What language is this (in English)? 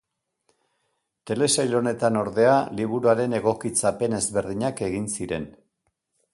Basque